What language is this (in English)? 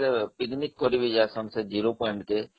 Odia